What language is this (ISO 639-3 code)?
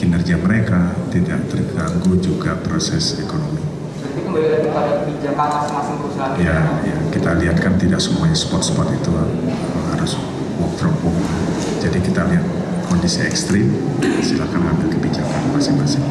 ind